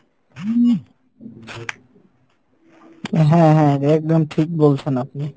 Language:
Bangla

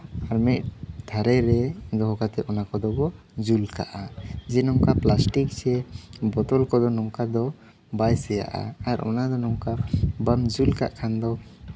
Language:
Santali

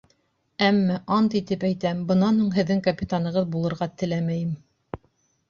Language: Bashkir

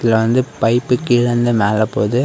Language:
Tamil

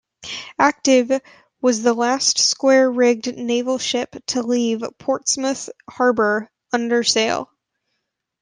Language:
English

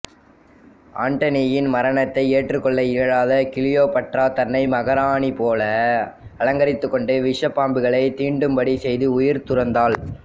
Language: Tamil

